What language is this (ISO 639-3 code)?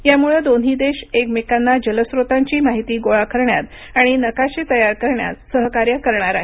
mar